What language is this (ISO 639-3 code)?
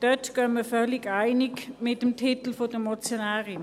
gsw